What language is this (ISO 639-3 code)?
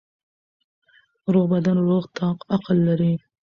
pus